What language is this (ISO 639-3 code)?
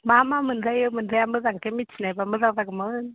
brx